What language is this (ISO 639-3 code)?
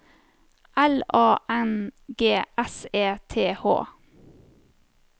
nor